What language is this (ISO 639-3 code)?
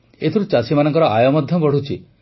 ori